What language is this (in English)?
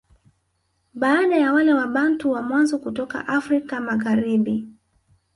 Swahili